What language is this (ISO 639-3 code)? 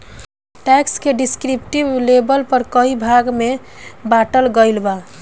bho